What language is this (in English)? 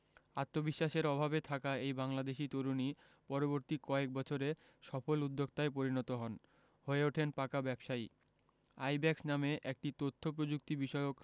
Bangla